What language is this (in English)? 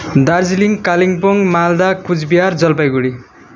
Nepali